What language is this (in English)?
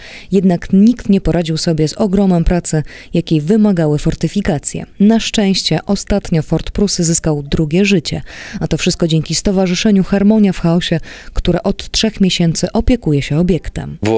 Polish